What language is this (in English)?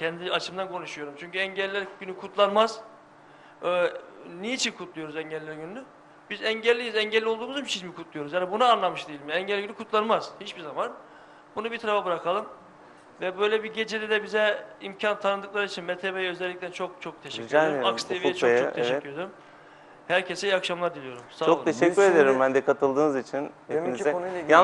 Turkish